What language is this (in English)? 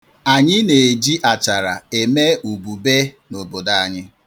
Igbo